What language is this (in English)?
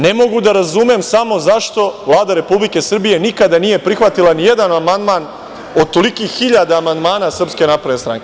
Serbian